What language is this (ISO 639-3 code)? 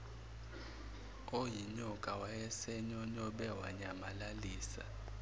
zul